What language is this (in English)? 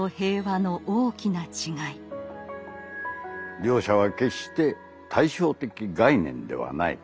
Japanese